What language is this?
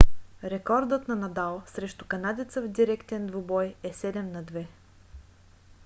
Bulgarian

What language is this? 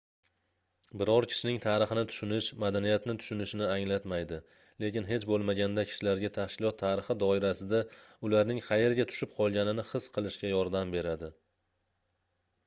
Uzbek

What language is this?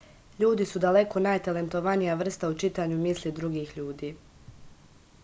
Serbian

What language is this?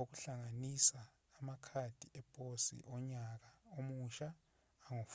Zulu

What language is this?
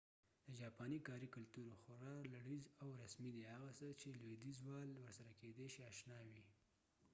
Pashto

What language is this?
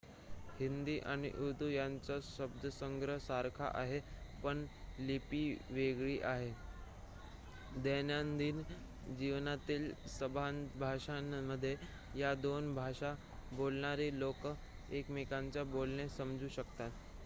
Marathi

